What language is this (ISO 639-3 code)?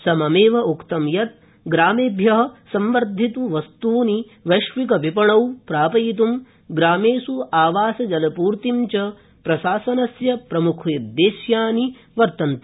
san